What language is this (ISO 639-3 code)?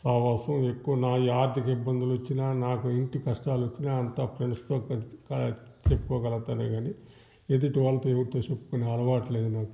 tel